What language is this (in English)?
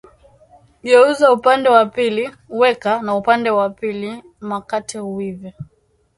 Swahili